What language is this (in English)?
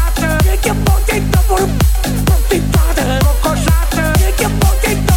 Romanian